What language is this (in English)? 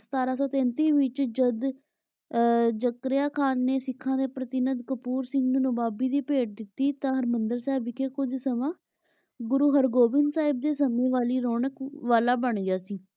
Punjabi